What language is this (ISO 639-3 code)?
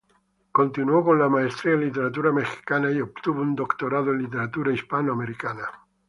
spa